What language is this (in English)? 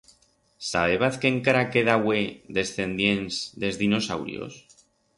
Aragonese